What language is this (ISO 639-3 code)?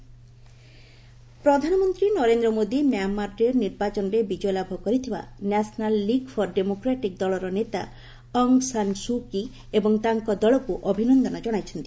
ori